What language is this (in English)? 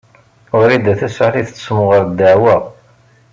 Kabyle